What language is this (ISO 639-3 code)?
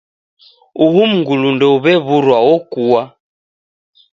dav